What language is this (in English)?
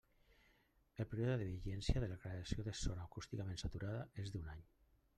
Catalan